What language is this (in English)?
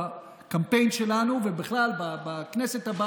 Hebrew